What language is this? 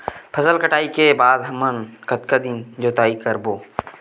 Chhattisgarhi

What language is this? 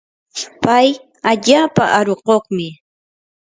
Yanahuanca Pasco Quechua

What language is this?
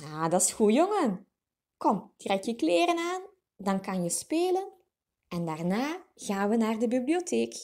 Dutch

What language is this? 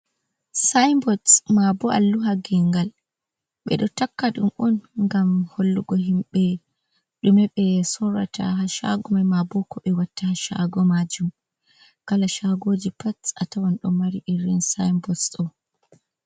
Fula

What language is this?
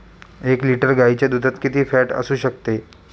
Marathi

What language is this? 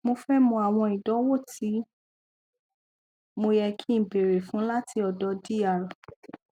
Yoruba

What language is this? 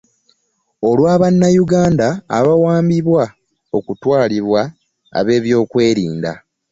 Ganda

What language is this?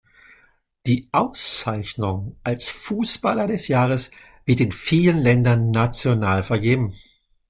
German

